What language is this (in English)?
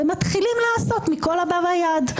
Hebrew